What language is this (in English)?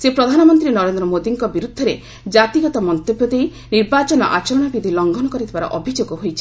Odia